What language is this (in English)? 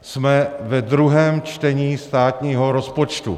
Czech